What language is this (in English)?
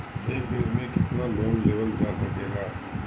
Bhojpuri